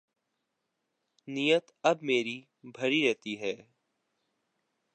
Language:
Urdu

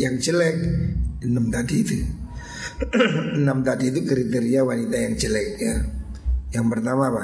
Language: Indonesian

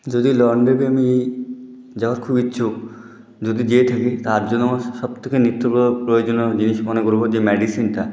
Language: Bangla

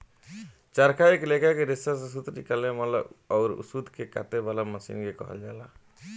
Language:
Bhojpuri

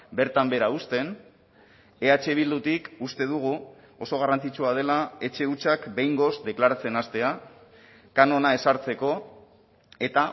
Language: Basque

